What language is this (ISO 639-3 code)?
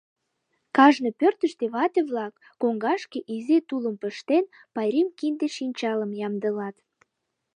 chm